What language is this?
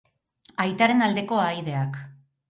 Basque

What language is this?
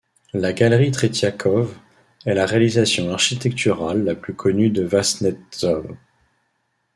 French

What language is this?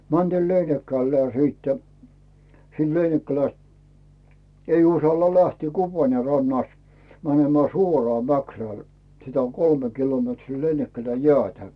Finnish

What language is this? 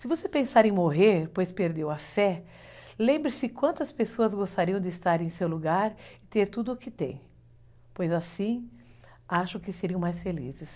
Portuguese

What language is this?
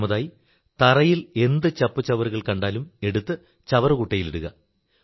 Malayalam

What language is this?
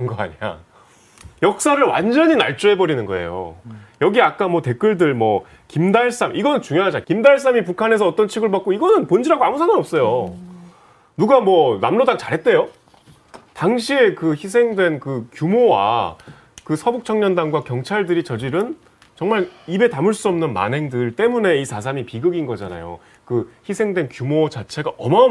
Korean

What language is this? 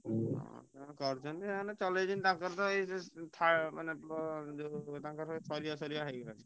Odia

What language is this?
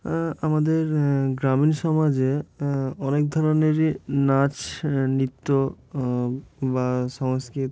Bangla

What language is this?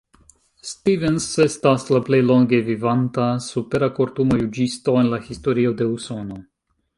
Esperanto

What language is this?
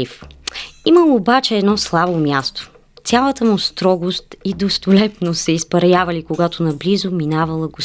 Bulgarian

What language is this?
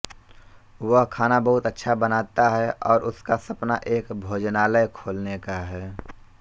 Hindi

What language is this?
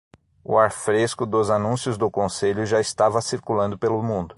Portuguese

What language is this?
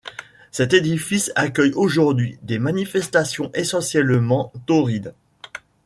French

